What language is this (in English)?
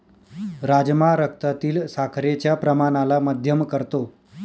Marathi